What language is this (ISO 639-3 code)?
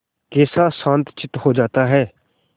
hin